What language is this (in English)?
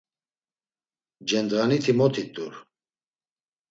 Laz